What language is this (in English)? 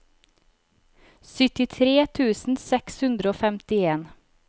Norwegian